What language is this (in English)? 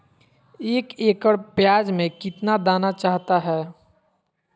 Magahi